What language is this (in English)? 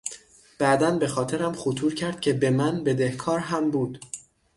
Persian